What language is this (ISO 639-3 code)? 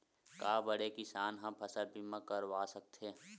hne